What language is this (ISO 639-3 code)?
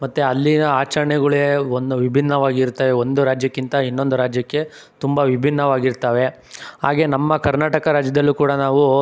kan